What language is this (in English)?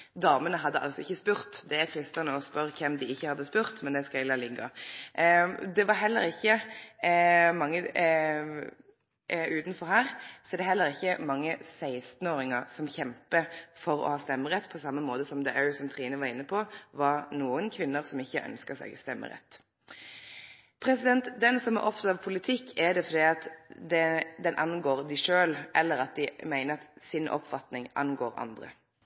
Norwegian Nynorsk